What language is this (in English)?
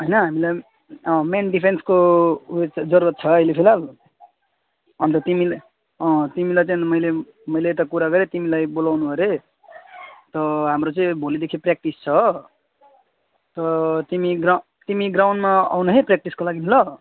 Nepali